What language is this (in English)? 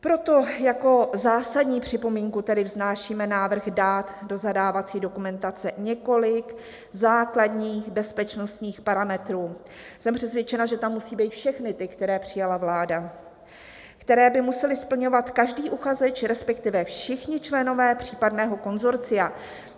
Czech